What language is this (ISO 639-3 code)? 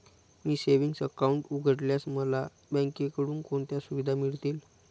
mar